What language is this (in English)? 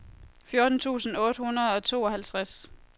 Danish